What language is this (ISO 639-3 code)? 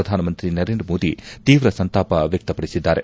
kan